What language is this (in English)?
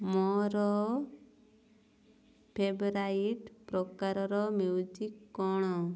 Odia